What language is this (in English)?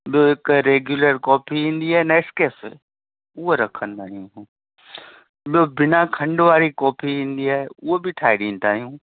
Sindhi